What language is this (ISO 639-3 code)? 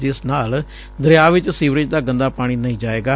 pan